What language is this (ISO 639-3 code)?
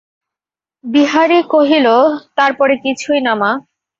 ben